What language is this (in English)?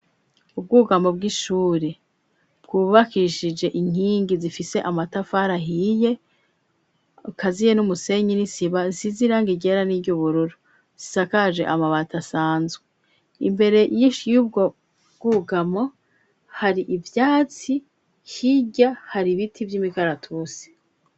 Rundi